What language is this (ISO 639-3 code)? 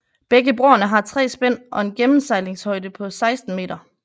dan